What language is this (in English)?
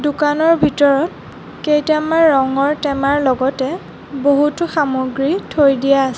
Assamese